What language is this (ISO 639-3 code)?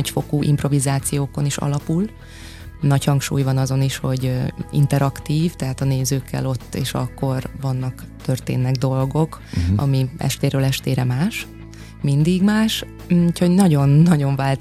hun